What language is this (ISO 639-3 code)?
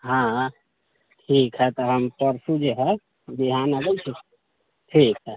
mai